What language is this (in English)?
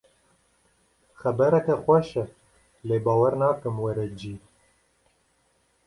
Kurdish